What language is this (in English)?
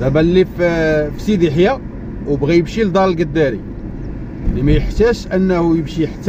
Arabic